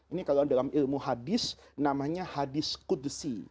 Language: Indonesian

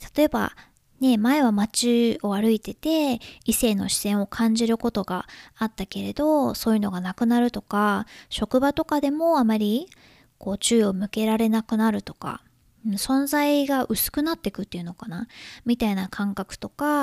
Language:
Japanese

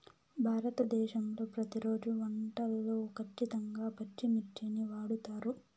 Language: Telugu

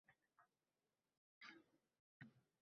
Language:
Uzbek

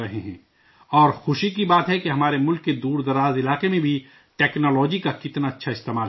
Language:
Urdu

